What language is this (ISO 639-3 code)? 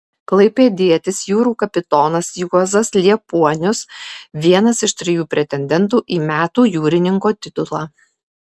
lit